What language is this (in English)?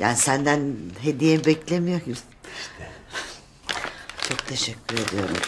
Turkish